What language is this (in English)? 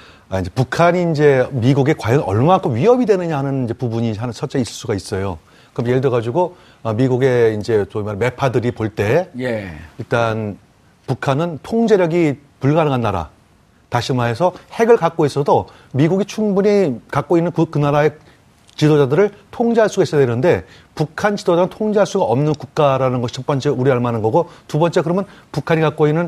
Korean